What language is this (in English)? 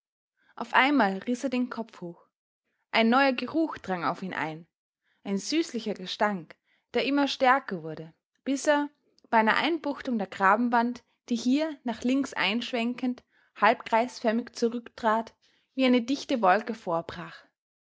German